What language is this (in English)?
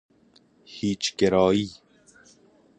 Persian